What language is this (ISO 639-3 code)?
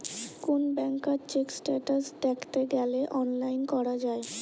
ben